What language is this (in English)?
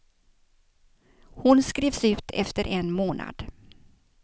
Swedish